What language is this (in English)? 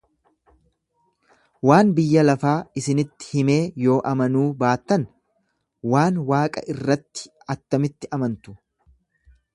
Oromo